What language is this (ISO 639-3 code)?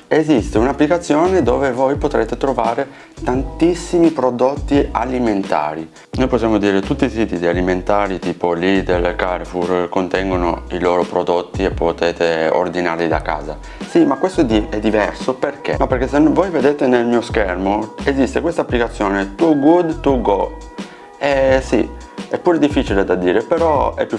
ita